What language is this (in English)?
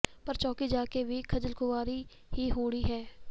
Punjabi